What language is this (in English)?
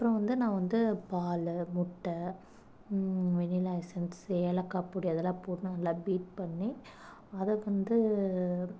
Tamil